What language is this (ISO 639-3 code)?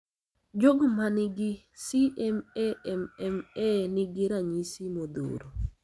luo